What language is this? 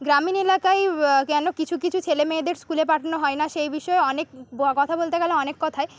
Bangla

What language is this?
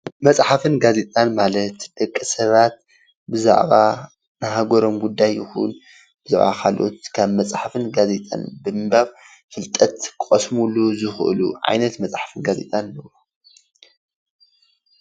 Tigrinya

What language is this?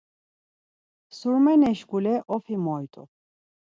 Laz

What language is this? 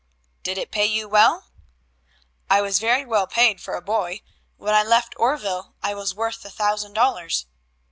English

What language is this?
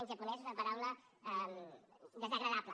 Catalan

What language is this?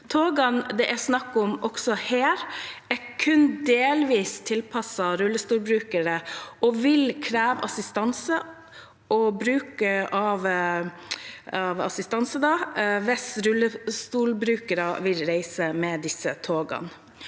Norwegian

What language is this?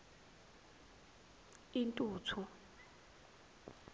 Zulu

